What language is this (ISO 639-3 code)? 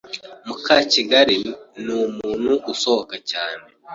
kin